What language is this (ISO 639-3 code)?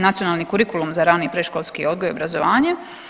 hrv